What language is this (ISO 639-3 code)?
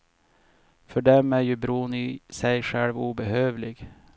swe